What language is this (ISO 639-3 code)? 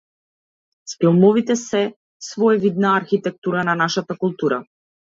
mkd